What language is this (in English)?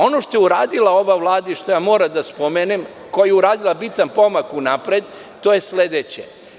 Serbian